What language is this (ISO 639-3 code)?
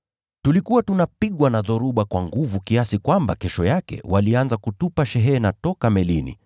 swa